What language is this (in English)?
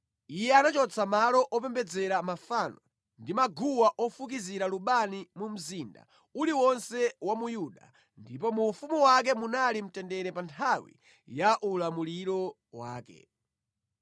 Nyanja